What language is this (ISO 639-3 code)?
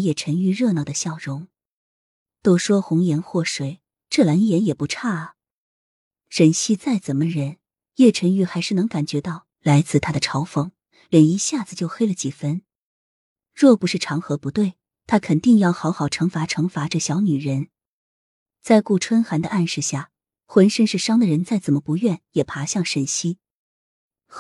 zho